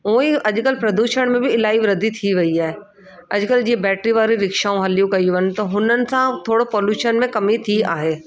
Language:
Sindhi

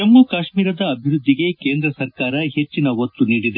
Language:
Kannada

